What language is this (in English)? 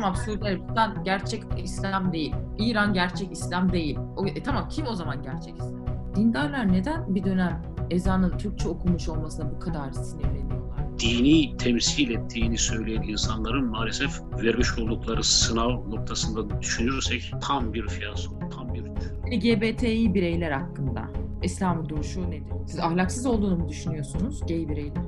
Turkish